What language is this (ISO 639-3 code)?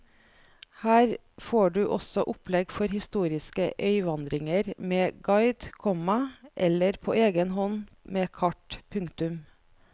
nor